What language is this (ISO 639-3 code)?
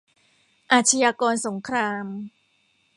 tha